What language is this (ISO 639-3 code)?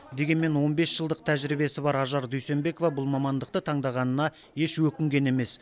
kaz